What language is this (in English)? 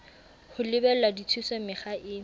Southern Sotho